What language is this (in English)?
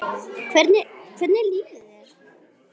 Icelandic